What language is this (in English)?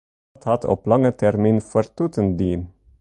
Western Frisian